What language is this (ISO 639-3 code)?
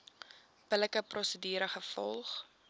afr